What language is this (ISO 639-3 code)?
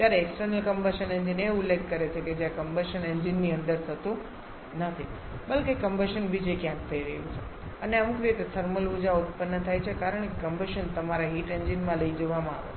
guj